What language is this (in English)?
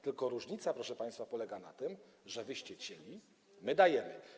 Polish